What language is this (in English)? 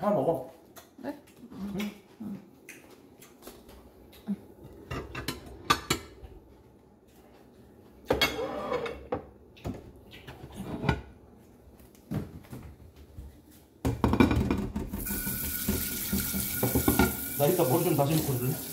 Korean